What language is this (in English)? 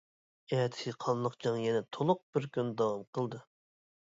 Uyghur